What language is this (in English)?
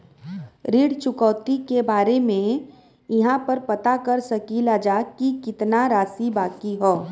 Bhojpuri